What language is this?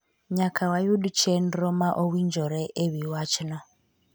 Luo (Kenya and Tanzania)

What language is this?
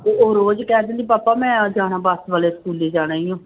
Punjabi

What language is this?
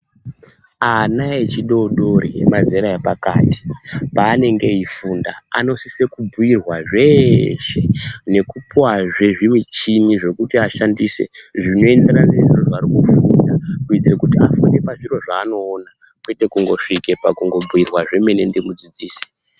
Ndau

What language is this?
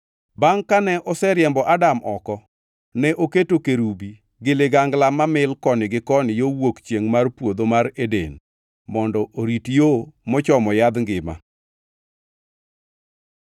Luo (Kenya and Tanzania)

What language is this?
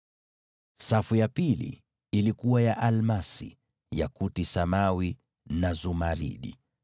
Swahili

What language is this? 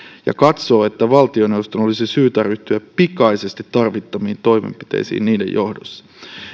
Finnish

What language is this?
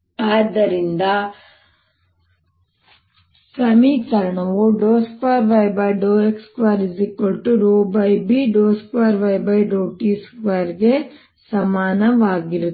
Kannada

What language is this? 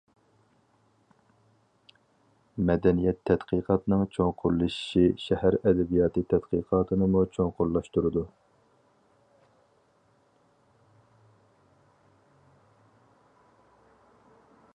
Uyghur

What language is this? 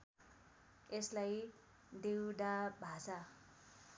Nepali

